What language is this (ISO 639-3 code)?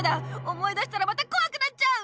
jpn